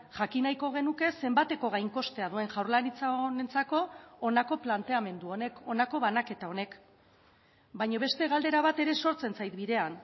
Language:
Basque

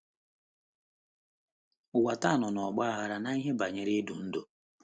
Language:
Igbo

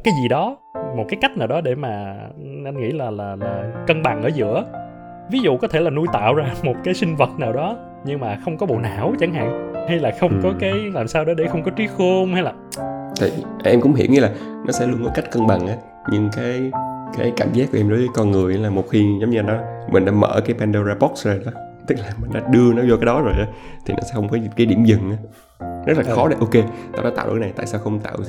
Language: Vietnamese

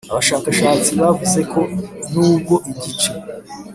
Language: Kinyarwanda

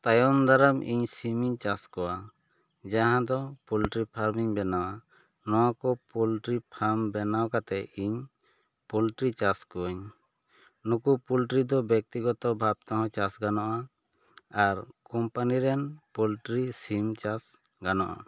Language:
Santali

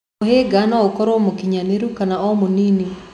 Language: Kikuyu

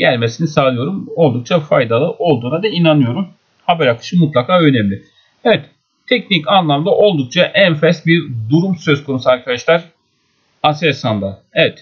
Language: Turkish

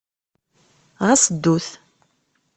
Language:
Kabyle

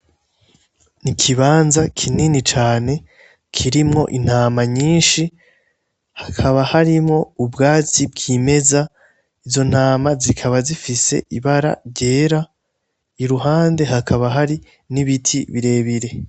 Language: Rundi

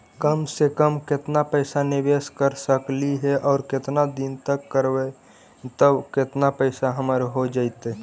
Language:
Magahi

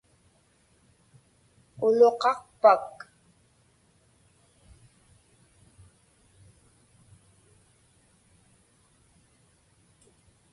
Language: Inupiaq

